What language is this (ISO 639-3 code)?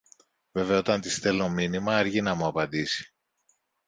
ell